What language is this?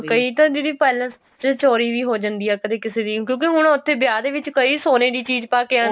Punjabi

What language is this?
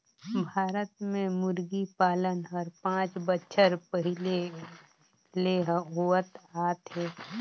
Chhattisgarhi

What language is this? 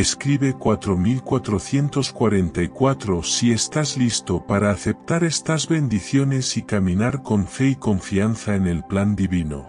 Spanish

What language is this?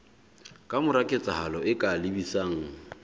Southern Sotho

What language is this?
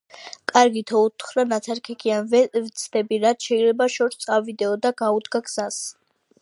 Georgian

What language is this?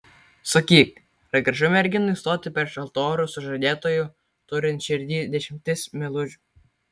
Lithuanian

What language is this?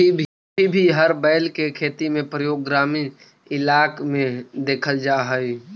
Magahi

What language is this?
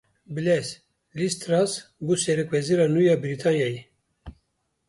Kurdish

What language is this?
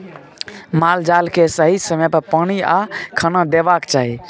Maithili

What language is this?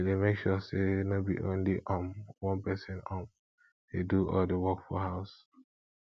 Nigerian Pidgin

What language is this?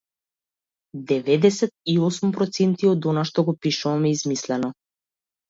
Macedonian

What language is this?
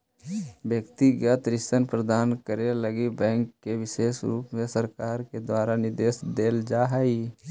Magahi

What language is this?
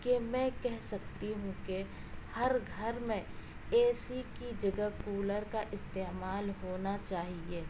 Urdu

